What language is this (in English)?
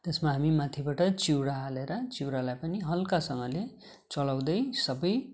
Nepali